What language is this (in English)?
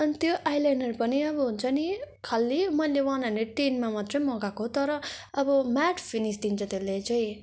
Nepali